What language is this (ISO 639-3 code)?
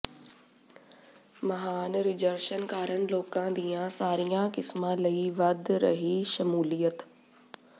pan